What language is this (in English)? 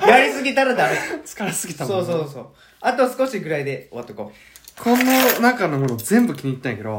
Japanese